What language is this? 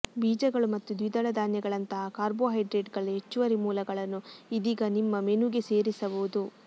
Kannada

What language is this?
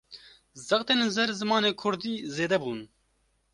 Kurdish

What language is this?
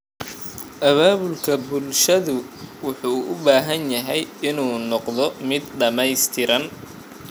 Somali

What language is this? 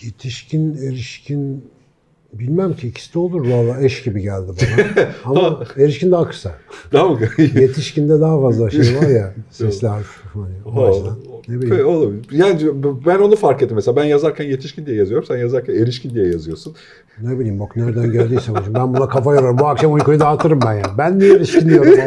Turkish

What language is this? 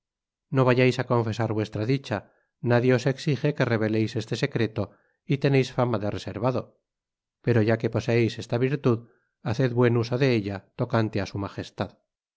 Spanish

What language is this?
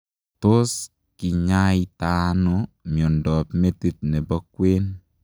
Kalenjin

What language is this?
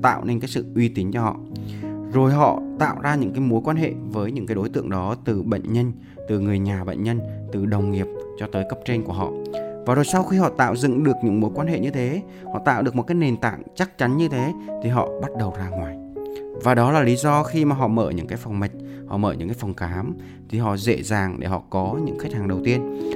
Vietnamese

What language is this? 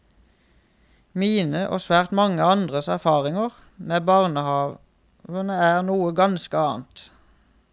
Norwegian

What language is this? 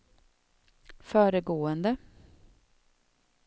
Swedish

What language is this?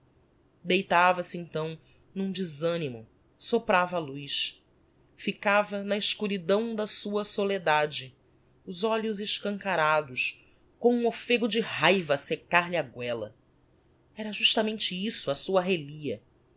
Portuguese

